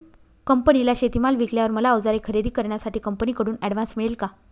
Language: Marathi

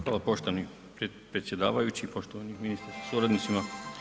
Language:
Croatian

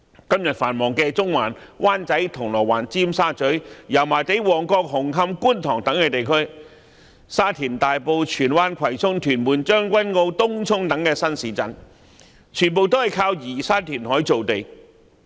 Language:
Cantonese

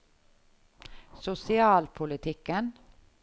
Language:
Norwegian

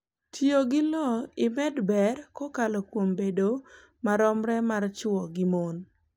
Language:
Luo (Kenya and Tanzania)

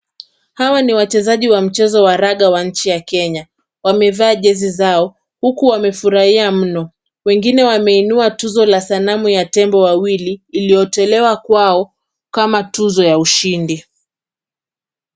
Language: Swahili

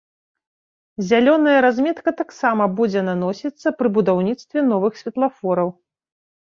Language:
Belarusian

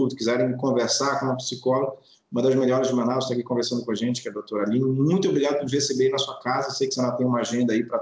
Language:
Portuguese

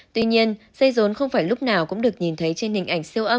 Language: Vietnamese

